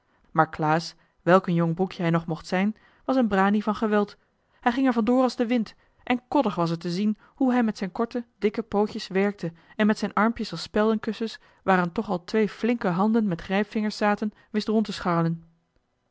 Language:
Dutch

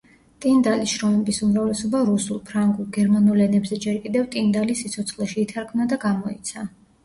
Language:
Georgian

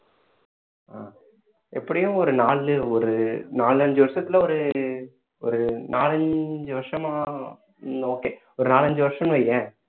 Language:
Tamil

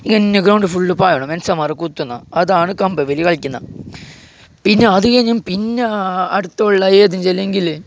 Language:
Malayalam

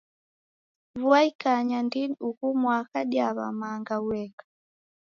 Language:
Taita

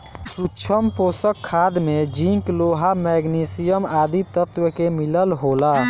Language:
Bhojpuri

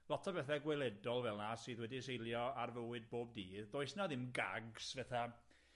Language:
Welsh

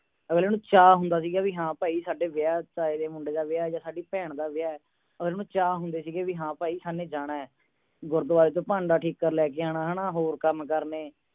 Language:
Punjabi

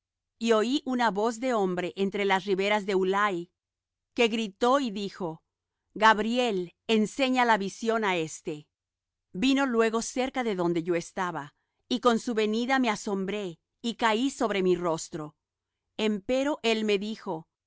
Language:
Spanish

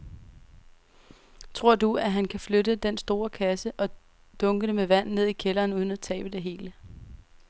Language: Danish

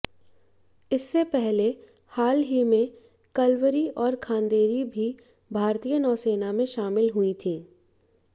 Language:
Hindi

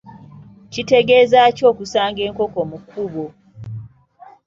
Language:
Ganda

